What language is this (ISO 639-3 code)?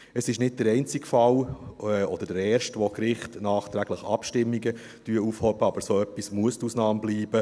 gsw